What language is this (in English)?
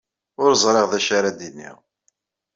Kabyle